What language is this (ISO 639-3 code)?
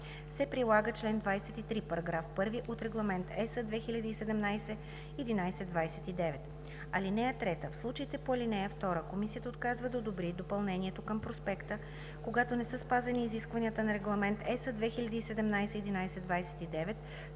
bul